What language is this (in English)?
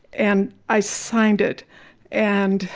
English